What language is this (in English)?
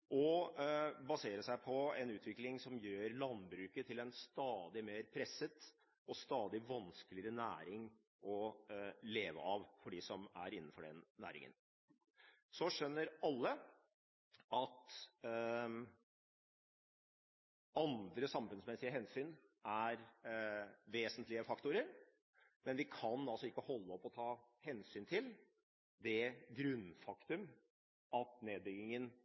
Norwegian Bokmål